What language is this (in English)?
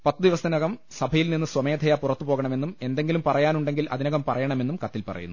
Malayalam